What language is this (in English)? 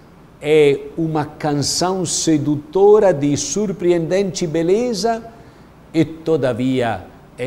Portuguese